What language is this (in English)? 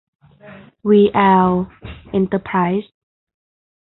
Thai